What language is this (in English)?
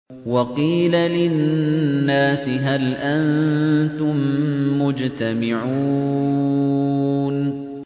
Arabic